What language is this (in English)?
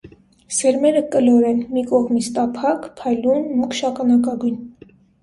Armenian